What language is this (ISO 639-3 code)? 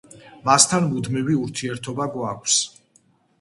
kat